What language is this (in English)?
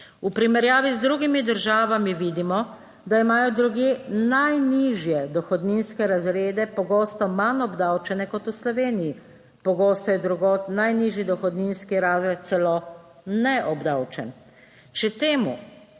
Slovenian